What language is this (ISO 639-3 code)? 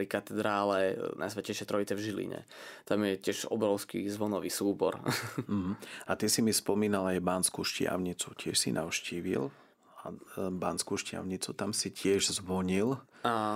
slk